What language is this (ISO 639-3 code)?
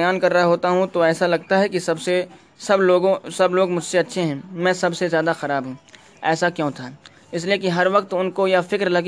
urd